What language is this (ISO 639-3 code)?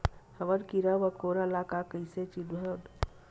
hne